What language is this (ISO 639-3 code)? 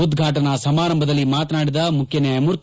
kan